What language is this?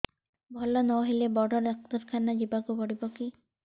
Odia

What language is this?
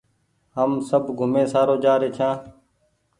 Goaria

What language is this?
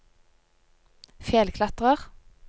Norwegian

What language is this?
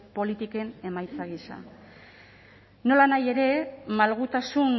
Basque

